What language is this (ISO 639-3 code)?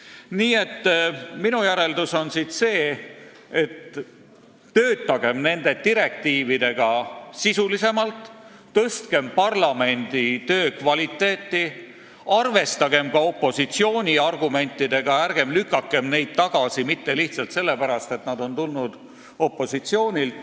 est